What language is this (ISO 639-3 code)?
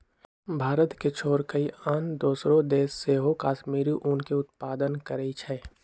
mag